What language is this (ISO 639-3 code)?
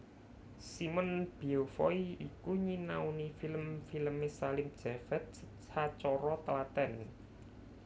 jav